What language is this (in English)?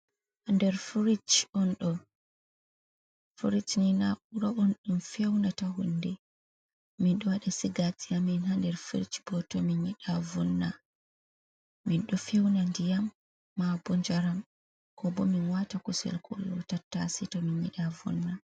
Fula